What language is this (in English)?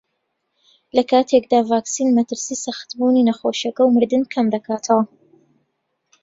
Central Kurdish